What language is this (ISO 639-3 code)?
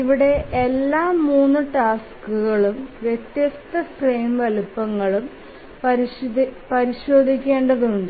mal